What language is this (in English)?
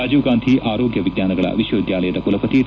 Kannada